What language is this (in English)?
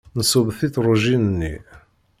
Kabyle